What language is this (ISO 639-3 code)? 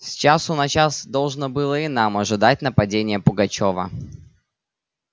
rus